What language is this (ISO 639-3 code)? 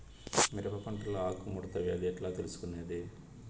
tel